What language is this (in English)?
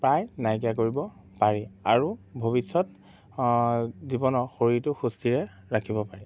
Assamese